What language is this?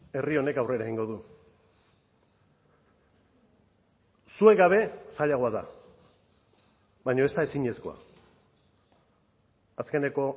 Basque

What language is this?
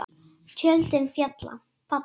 Icelandic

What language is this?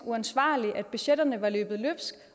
Danish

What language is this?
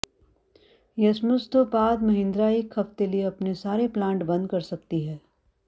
Punjabi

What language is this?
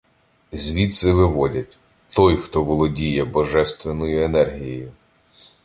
Ukrainian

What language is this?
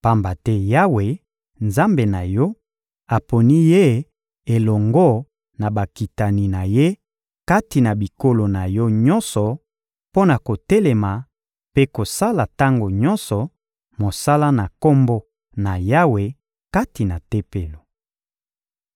Lingala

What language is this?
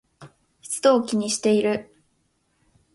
Japanese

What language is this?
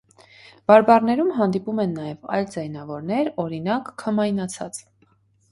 Armenian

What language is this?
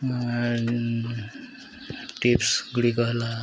Odia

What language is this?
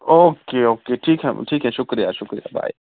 Urdu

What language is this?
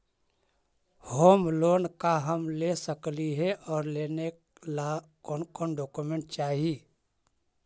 Magahi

